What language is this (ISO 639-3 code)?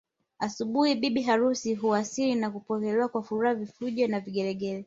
swa